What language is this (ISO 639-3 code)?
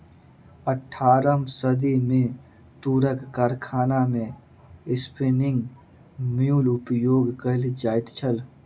mai